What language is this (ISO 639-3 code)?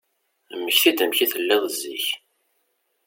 kab